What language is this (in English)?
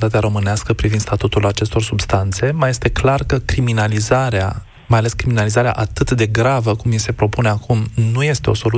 Romanian